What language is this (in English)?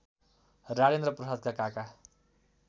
Nepali